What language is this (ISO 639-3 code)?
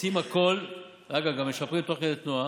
heb